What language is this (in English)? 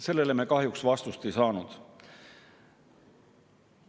Estonian